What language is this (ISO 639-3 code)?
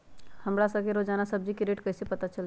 mag